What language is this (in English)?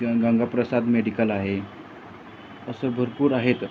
Marathi